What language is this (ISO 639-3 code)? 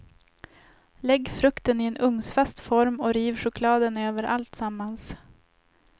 swe